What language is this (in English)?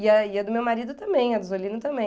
Portuguese